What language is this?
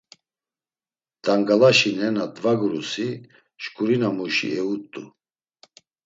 Laz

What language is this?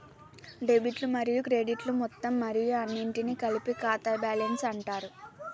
Telugu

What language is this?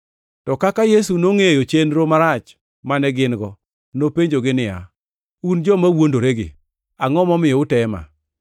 Luo (Kenya and Tanzania)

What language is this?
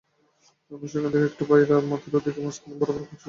Bangla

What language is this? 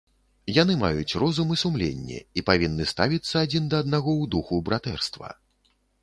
Belarusian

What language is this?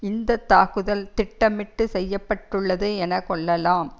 Tamil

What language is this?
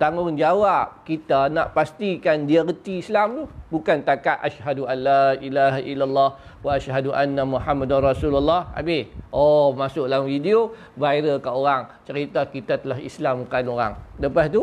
Malay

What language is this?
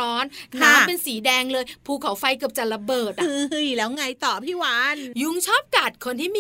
Thai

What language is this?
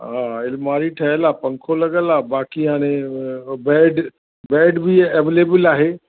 Sindhi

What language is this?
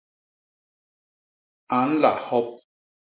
Basaa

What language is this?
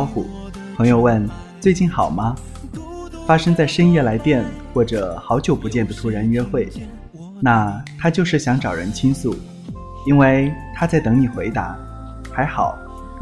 Chinese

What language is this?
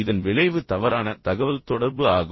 Tamil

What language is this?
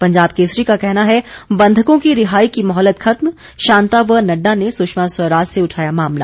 Hindi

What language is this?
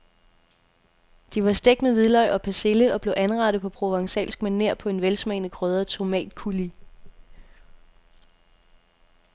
Danish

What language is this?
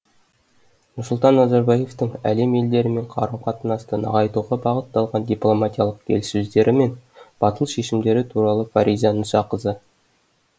Kazakh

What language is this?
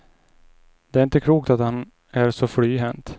Swedish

